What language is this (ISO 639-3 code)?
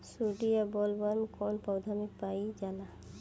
bho